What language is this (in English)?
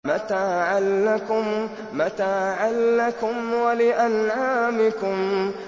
Arabic